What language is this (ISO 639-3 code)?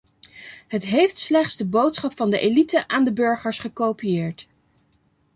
nld